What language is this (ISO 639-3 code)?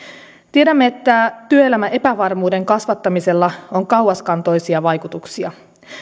fin